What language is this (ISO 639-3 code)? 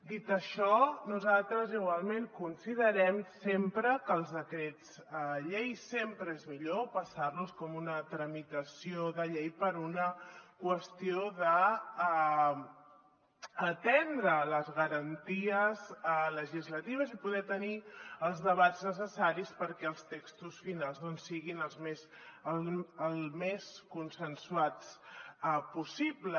cat